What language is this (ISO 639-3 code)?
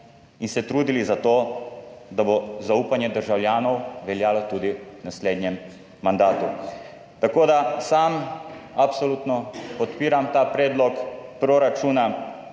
slv